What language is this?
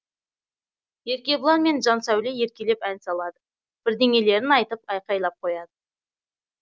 Kazakh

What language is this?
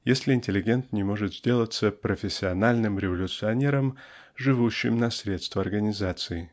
Russian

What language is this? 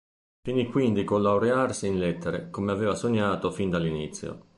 Italian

